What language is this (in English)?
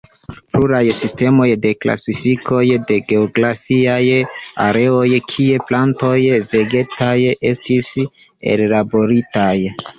Esperanto